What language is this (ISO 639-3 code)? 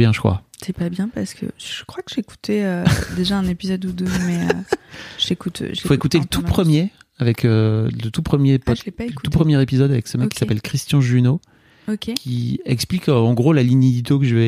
fra